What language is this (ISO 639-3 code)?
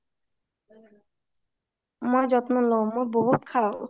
asm